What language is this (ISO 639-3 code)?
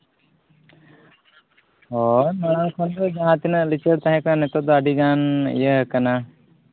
sat